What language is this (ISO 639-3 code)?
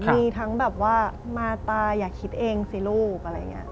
tha